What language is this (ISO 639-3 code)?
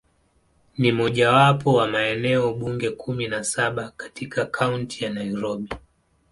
swa